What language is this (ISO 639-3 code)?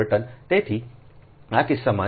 guj